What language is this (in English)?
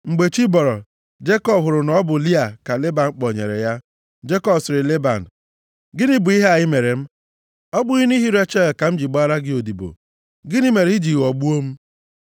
Igbo